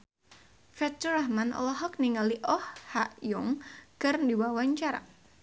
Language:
Sundanese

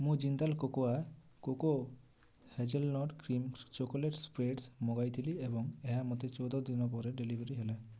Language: Odia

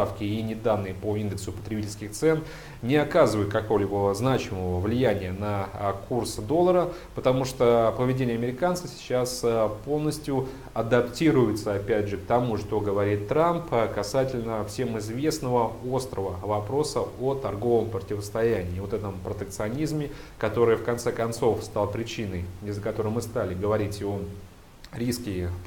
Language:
Russian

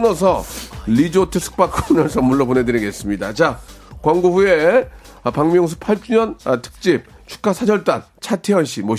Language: Korean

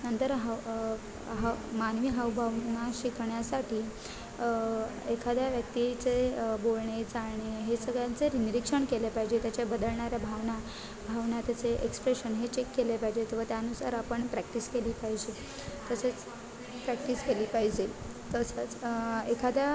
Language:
Marathi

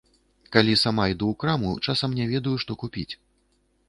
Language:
Belarusian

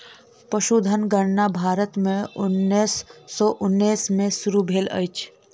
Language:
Maithili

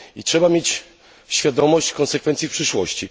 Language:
Polish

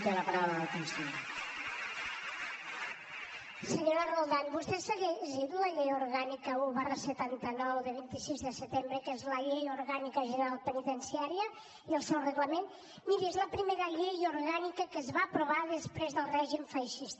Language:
Catalan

